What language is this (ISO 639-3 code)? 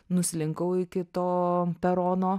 lit